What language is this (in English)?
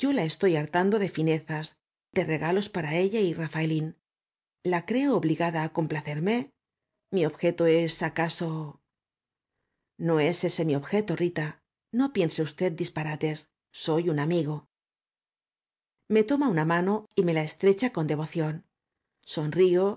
Spanish